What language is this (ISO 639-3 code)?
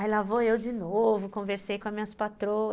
por